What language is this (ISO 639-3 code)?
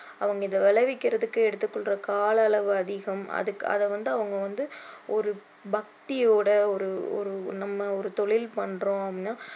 tam